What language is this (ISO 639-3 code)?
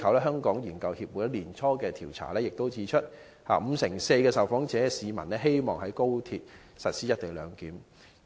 yue